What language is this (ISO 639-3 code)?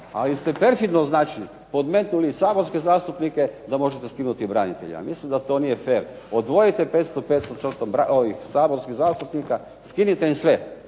hrv